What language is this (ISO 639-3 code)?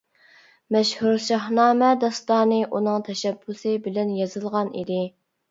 uig